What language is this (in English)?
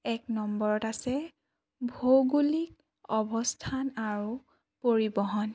Assamese